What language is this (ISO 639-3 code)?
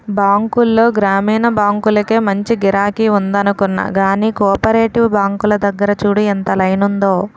tel